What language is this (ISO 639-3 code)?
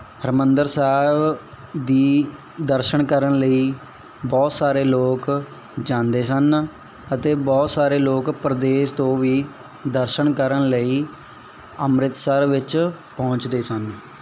pan